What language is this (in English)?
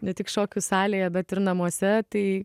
Lithuanian